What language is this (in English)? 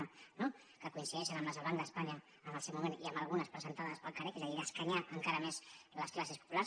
Catalan